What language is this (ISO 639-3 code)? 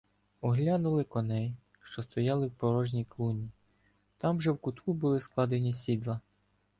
ukr